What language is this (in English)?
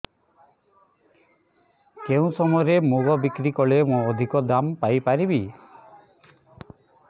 Odia